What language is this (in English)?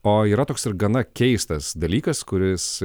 Lithuanian